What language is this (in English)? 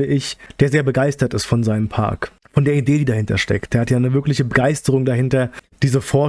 German